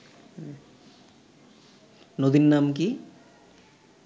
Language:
Bangla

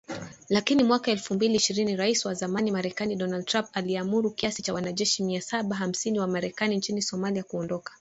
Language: Swahili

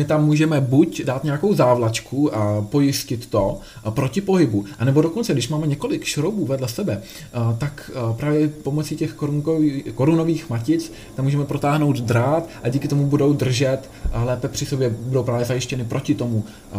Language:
Czech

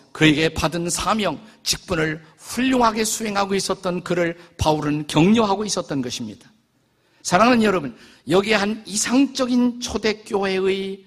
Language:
Korean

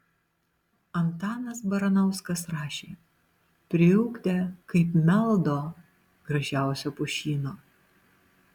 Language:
Lithuanian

